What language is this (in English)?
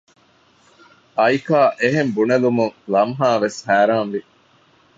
Divehi